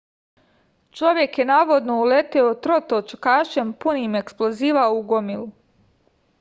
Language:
Serbian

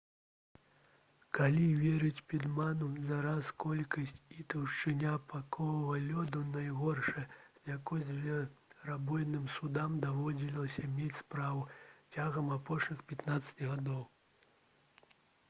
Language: Belarusian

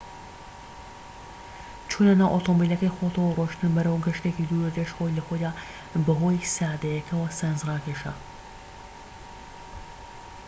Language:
Central Kurdish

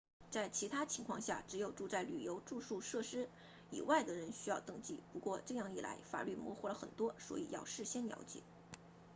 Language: Chinese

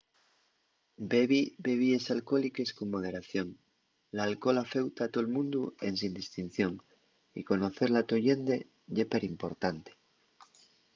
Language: Asturian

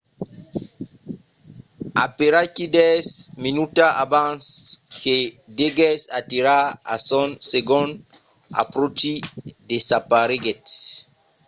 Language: Occitan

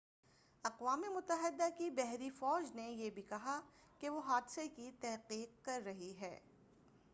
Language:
Urdu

